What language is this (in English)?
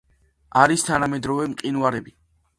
Georgian